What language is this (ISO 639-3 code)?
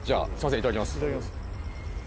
jpn